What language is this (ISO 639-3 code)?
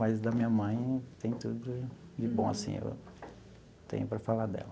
por